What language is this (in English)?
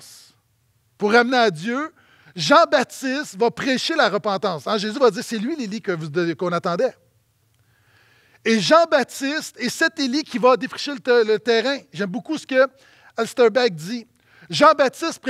French